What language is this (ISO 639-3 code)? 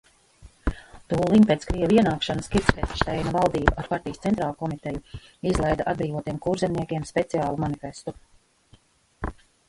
lav